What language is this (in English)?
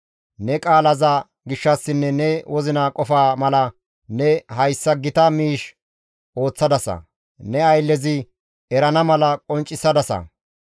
Gamo